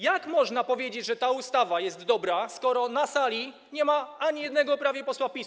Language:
Polish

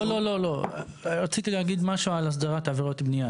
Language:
Hebrew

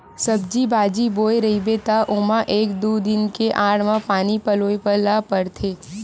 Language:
Chhattisgarhi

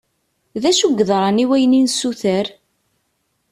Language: Kabyle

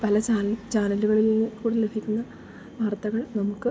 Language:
Malayalam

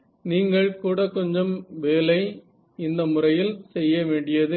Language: Tamil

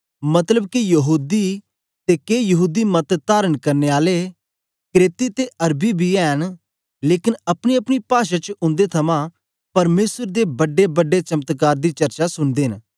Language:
Dogri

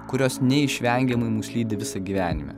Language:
Lithuanian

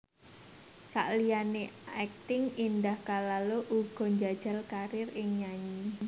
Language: Javanese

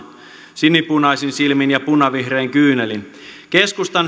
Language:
Finnish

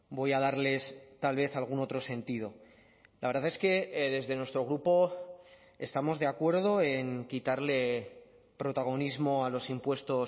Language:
Spanish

